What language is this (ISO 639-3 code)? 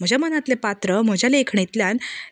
kok